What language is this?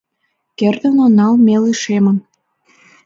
Mari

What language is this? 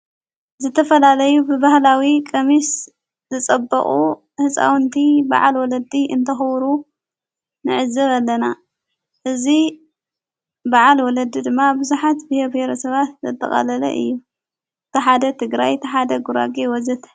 Tigrinya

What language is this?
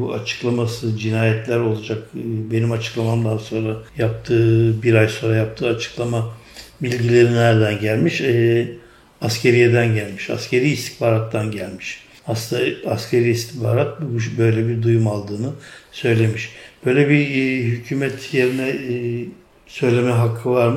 Turkish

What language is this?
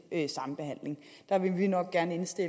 Danish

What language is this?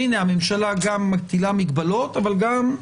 Hebrew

